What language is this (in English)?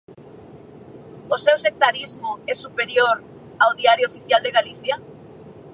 Galician